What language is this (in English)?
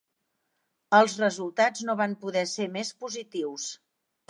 Catalan